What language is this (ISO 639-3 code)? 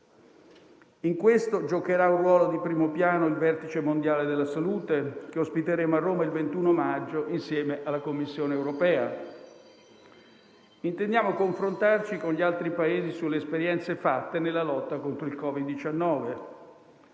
ita